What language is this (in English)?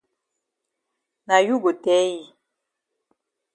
Cameroon Pidgin